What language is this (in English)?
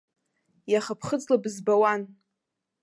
Abkhazian